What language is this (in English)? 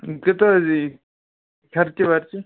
Kashmiri